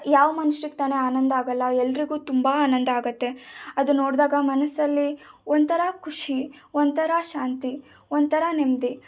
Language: Kannada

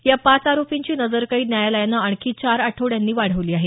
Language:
Marathi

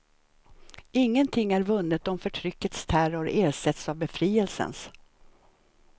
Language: Swedish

